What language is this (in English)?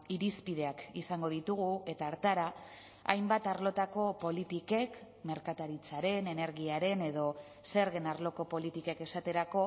Basque